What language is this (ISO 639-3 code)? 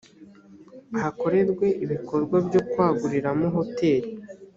kin